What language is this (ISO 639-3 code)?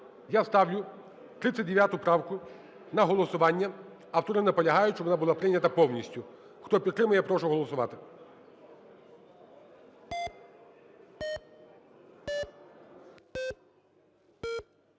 ukr